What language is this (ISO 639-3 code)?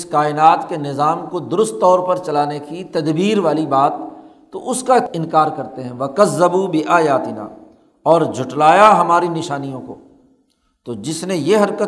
urd